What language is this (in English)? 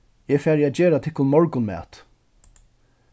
Faroese